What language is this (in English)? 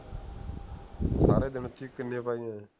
Punjabi